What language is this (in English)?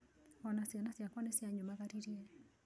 Kikuyu